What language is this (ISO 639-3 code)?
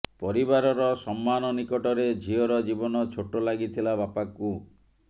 ori